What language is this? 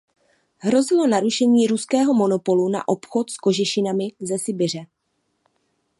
Czech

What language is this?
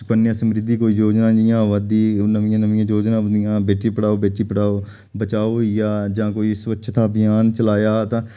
Dogri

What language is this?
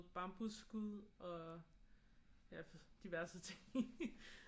Danish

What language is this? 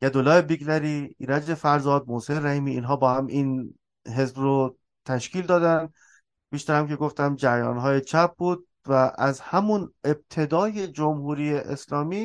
Persian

